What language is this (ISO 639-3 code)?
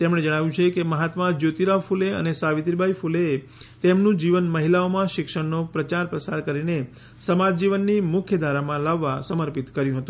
guj